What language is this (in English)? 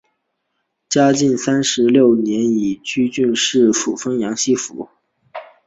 Chinese